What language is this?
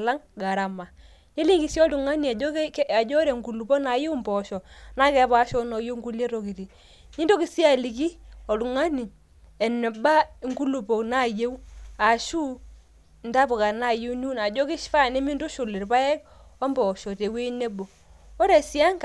Masai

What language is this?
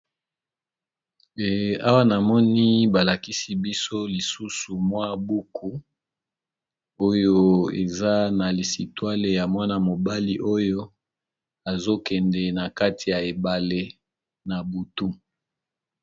Lingala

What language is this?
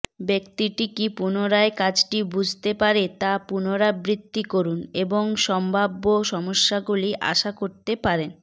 Bangla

